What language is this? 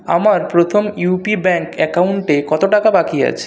Bangla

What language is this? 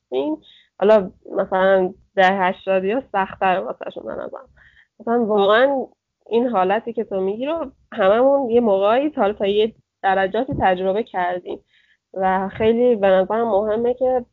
Persian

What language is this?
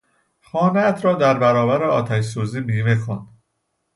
Persian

